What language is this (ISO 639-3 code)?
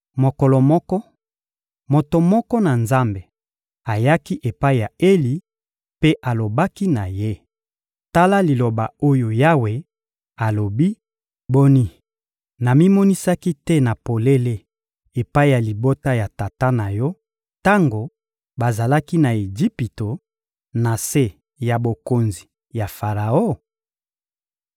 lin